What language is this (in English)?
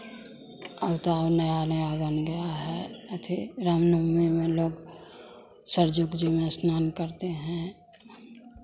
Hindi